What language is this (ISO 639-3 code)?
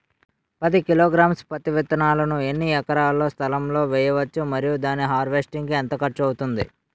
tel